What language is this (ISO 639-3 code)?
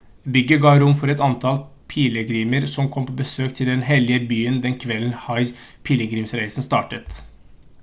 nob